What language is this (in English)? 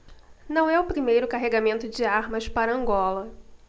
Portuguese